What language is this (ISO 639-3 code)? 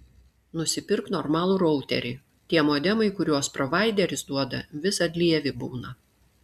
lit